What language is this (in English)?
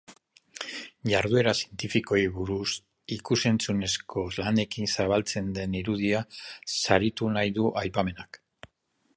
Basque